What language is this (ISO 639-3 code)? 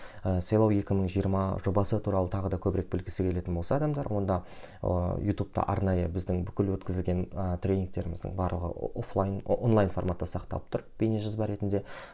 kaz